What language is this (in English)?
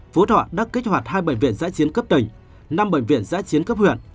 Vietnamese